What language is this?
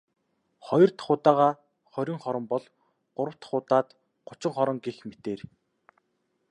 Mongolian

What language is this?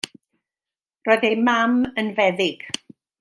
Welsh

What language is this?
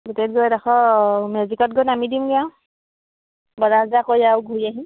Assamese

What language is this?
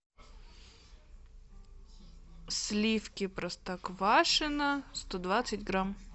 Russian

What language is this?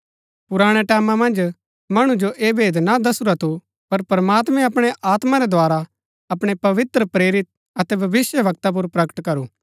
Gaddi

